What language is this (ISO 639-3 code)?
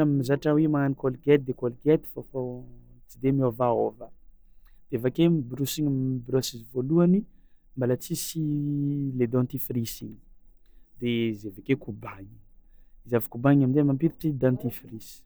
xmw